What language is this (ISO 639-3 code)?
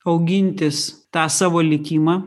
lit